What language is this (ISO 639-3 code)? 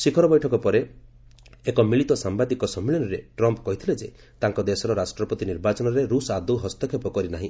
ori